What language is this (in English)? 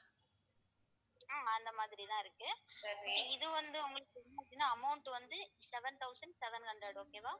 Tamil